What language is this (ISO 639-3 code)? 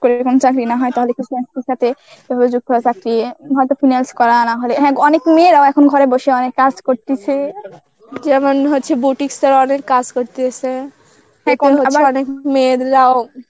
ben